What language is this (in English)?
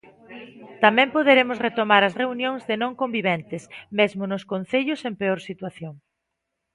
Galician